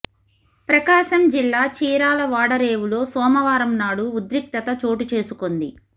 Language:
Telugu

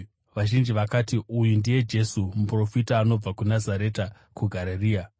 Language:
Shona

